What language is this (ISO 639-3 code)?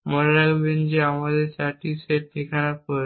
ben